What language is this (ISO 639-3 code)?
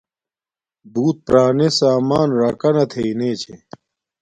dmk